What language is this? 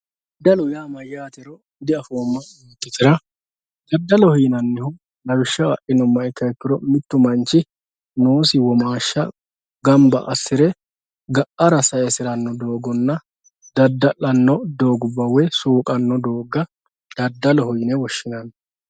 Sidamo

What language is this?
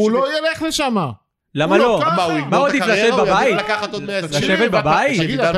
Hebrew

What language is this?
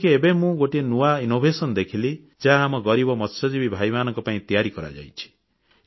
Odia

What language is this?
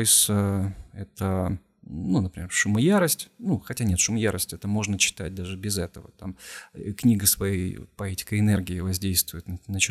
Russian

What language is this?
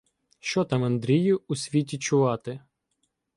Ukrainian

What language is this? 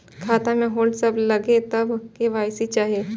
Maithili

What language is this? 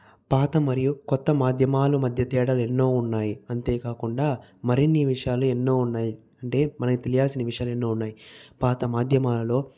Telugu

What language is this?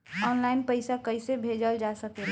Bhojpuri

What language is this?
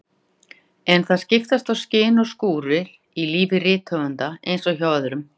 Icelandic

